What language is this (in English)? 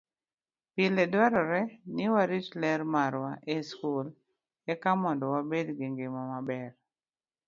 Luo (Kenya and Tanzania)